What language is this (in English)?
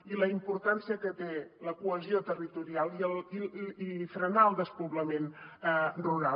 Catalan